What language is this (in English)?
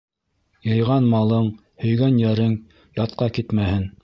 Bashkir